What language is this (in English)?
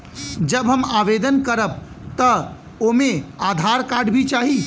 Bhojpuri